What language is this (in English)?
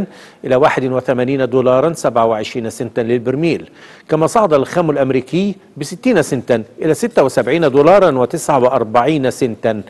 Arabic